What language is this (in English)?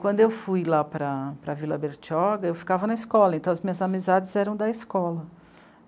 Portuguese